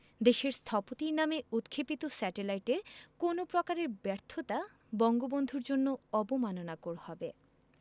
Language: Bangla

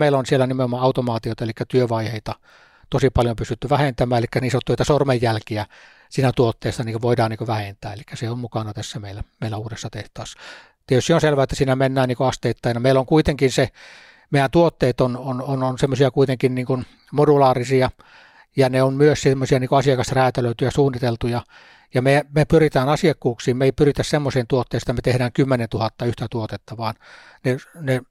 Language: Finnish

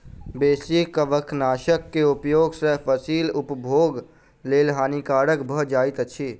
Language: Maithili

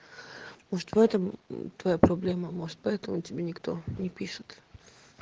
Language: Russian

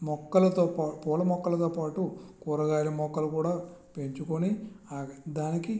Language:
Telugu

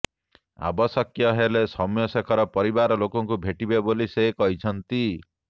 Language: Odia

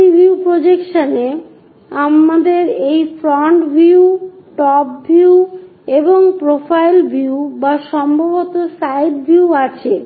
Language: Bangla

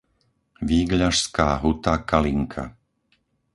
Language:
Slovak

